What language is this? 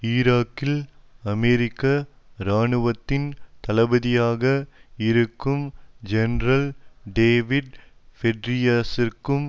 Tamil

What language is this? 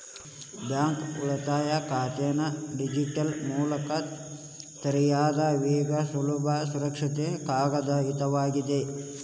Kannada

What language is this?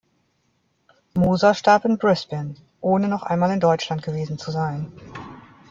German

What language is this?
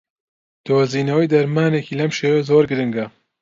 Central Kurdish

